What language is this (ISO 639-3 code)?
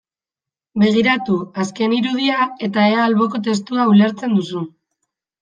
eus